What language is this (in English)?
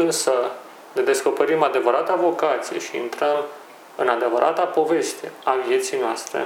Romanian